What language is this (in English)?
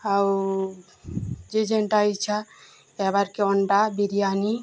Odia